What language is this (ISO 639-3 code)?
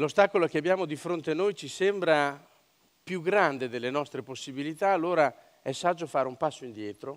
ita